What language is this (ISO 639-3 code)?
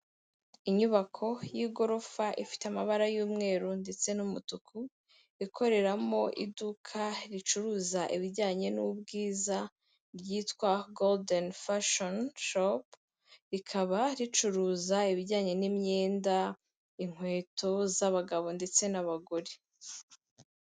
kin